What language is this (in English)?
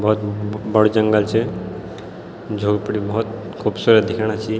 Garhwali